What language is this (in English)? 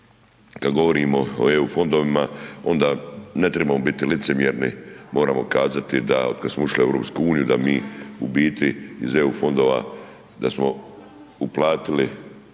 Croatian